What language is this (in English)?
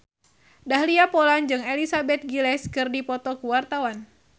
Sundanese